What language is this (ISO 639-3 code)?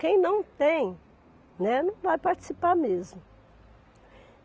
por